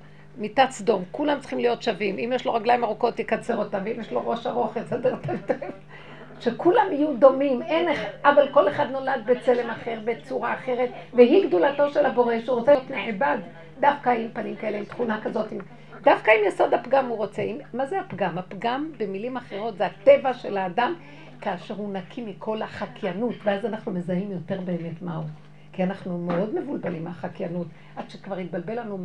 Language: Hebrew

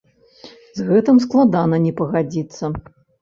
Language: Belarusian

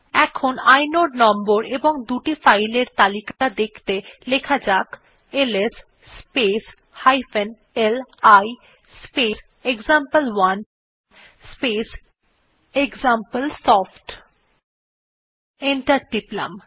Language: Bangla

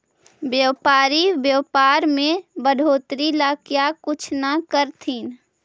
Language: Magahi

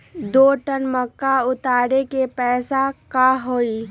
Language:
Magahi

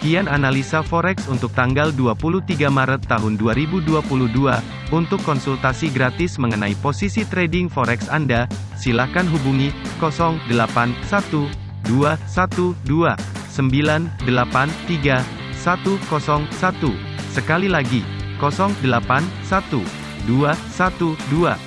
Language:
Indonesian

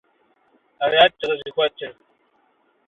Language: Kabardian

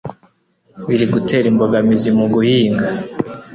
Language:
Kinyarwanda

